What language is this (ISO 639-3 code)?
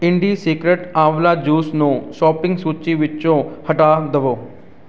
pan